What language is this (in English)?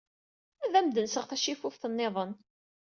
Kabyle